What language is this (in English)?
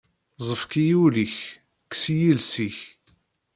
Kabyle